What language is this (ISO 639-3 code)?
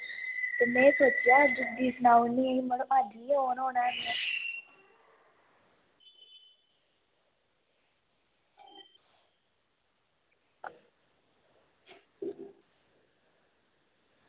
doi